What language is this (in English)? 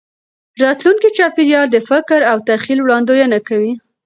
Pashto